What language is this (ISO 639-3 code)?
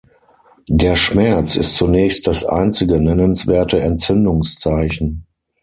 deu